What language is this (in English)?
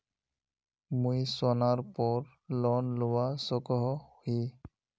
Magahi